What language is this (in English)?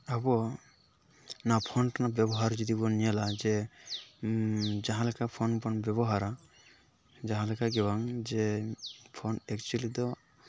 Santali